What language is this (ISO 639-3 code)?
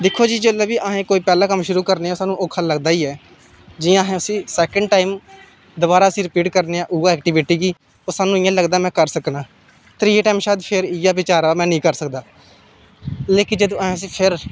doi